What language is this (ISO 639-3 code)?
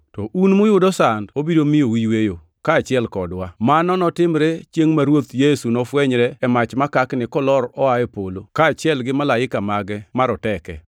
luo